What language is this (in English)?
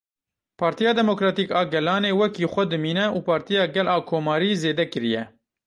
Kurdish